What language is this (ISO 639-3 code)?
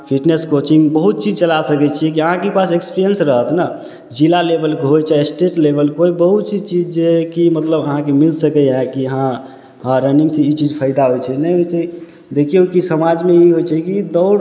mai